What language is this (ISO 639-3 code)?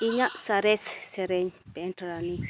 sat